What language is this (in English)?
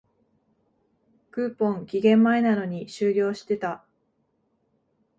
Japanese